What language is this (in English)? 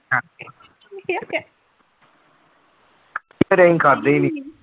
Punjabi